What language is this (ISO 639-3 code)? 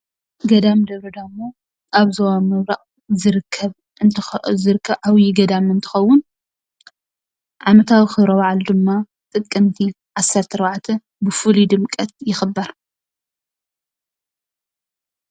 tir